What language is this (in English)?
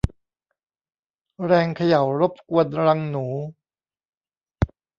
Thai